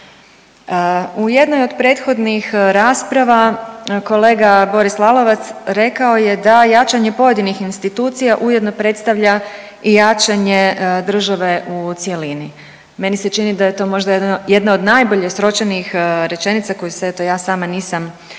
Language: Croatian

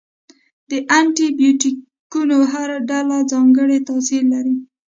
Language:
Pashto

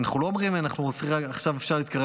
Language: Hebrew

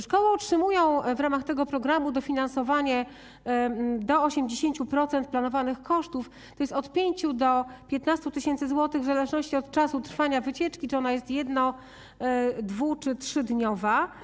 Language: Polish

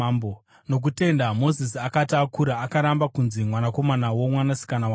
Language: Shona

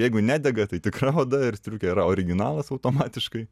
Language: Lithuanian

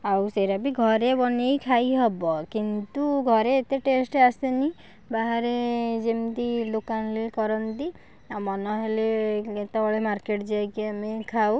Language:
Odia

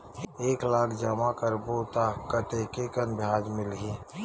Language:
Chhattisgarhi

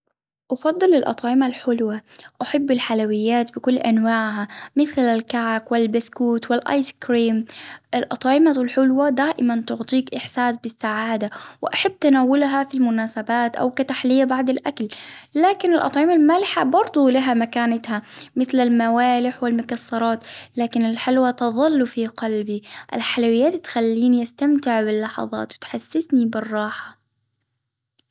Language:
Hijazi Arabic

